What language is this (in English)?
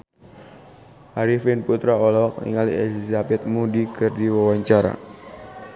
Sundanese